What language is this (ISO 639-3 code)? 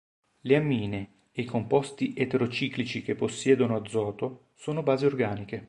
ita